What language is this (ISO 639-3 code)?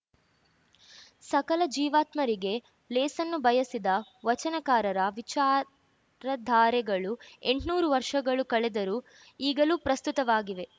kan